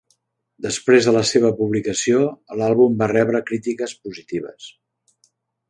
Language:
Catalan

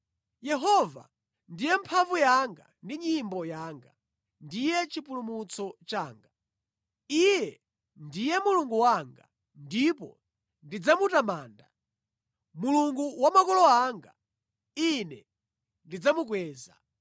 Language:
Nyanja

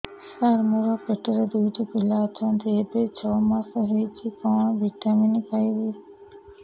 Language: Odia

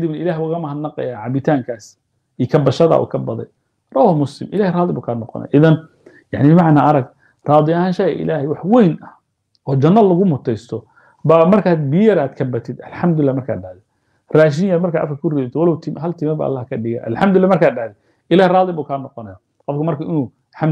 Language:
Arabic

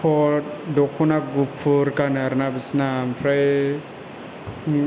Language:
Bodo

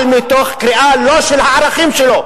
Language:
Hebrew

